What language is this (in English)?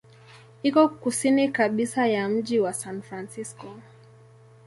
Swahili